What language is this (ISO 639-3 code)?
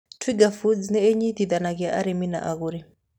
kik